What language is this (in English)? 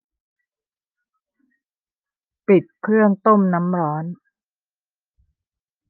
Thai